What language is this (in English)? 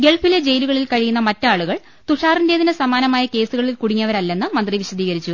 Malayalam